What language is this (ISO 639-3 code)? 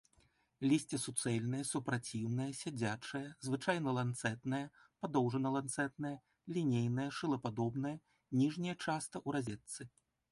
bel